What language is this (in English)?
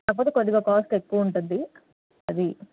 Telugu